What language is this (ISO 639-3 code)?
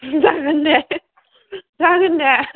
brx